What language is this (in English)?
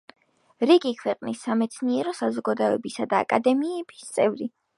Georgian